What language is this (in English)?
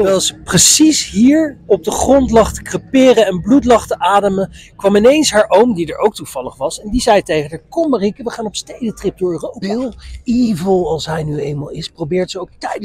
Dutch